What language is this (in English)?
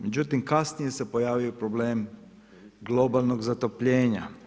Croatian